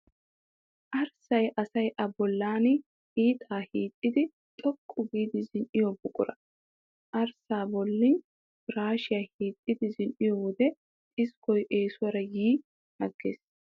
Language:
Wolaytta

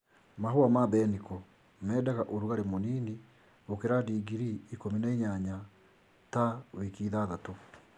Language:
Kikuyu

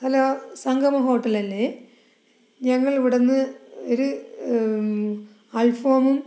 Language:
Malayalam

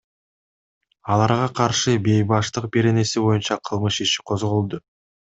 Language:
Kyrgyz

